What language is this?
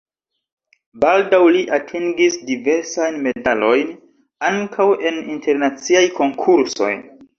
Esperanto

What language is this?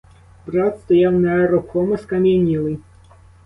Ukrainian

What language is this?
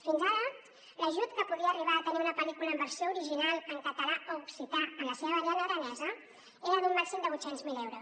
Catalan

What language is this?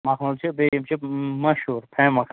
Kashmiri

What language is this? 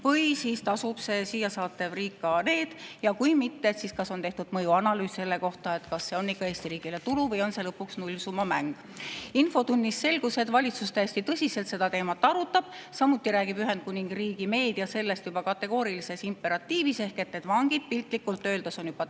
Estonian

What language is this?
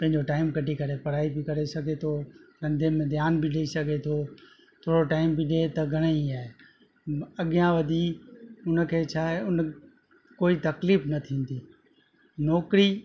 Sindhi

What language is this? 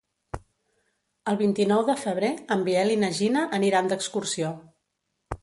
Catalan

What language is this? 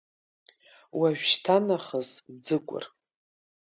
Abkhazian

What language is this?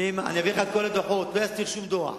Hebrew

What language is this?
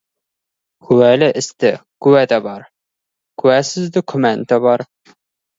Kazakh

